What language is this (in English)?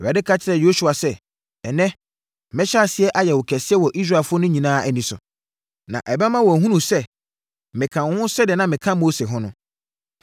Akan